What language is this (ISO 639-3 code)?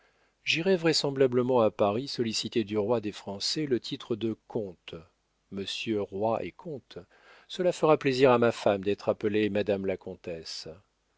fra